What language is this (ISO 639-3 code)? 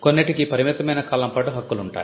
tel